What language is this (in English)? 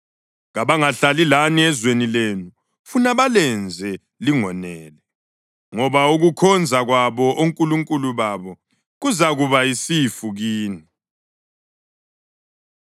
North Ndebele